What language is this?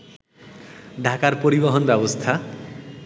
Bangla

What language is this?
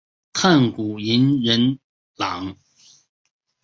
Chinese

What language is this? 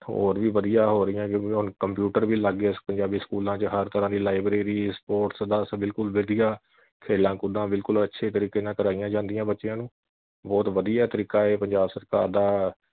Punjabi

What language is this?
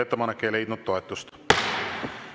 Estonian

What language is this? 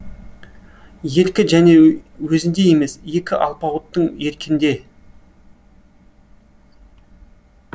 Kazakh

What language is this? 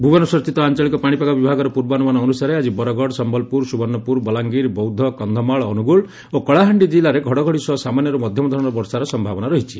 Odia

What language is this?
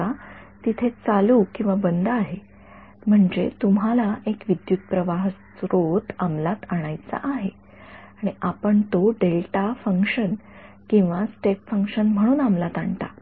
Marathi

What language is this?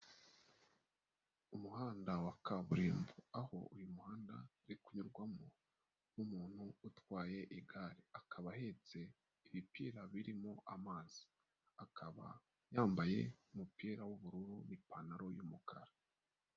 Kinyarwanda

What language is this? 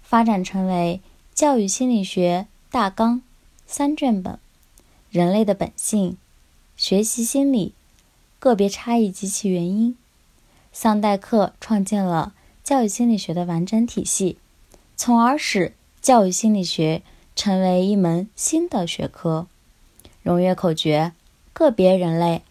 Chinese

